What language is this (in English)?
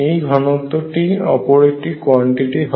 Bangla